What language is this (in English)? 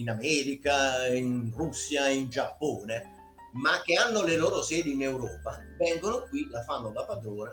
Italian